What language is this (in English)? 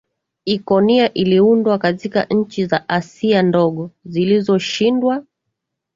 Swahili